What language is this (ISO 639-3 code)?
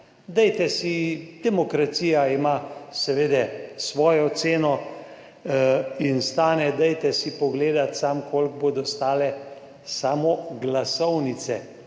slv